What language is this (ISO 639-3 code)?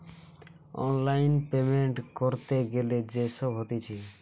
ben